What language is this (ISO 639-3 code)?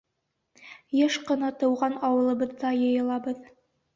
bak